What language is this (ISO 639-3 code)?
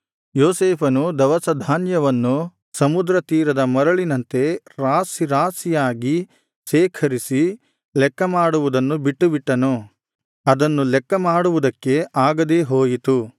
kan